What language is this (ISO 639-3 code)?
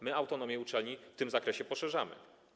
pol